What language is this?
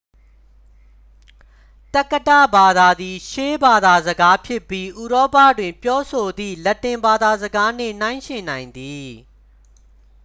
Burmese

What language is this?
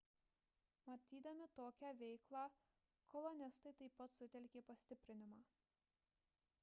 Lithuanian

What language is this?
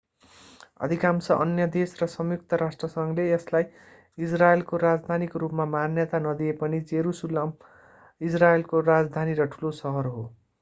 Nepali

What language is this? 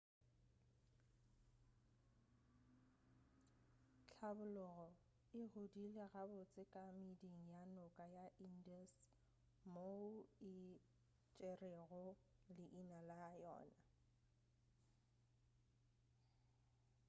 Northern Sotho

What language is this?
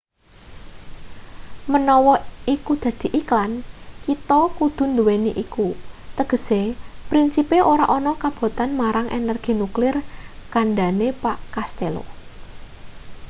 Javanese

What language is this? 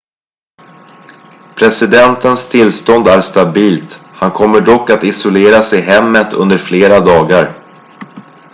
Swedish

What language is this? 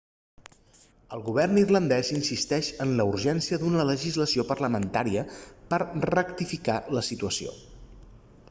Catalan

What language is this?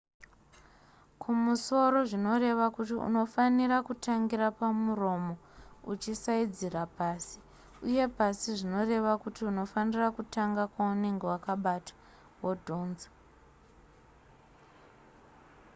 Shona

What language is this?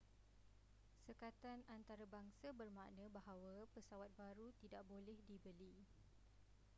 Malay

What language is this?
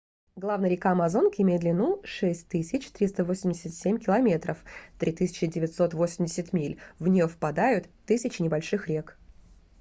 Russian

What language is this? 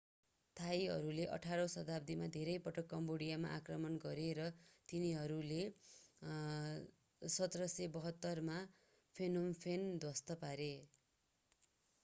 Nepali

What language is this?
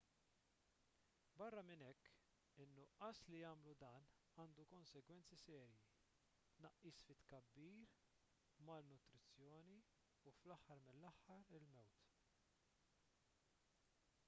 Maltese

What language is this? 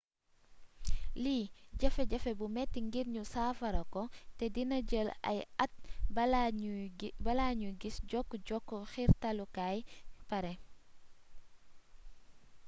Wolof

